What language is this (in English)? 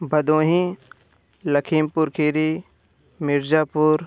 Hindi